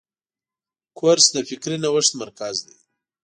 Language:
Pashto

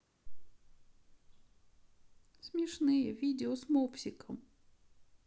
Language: Russian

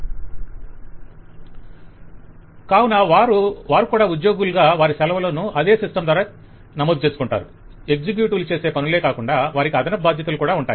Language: Telugu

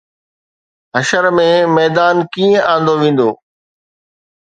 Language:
Sindhi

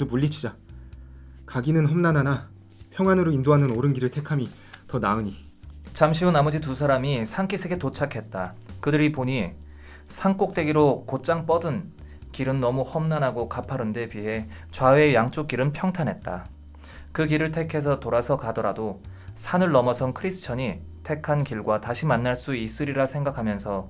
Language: Korean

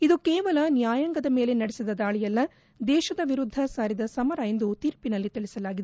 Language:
Kannada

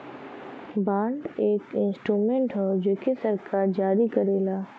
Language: Bhojpuri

